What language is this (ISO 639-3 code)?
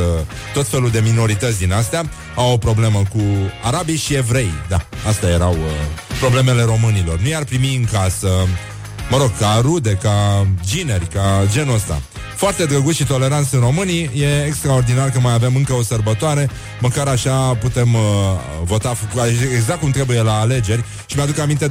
ron